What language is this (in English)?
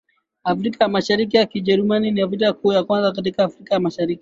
Swahili